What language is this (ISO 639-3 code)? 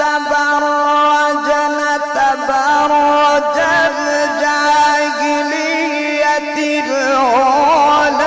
ara